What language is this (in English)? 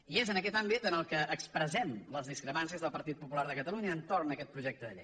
Catalan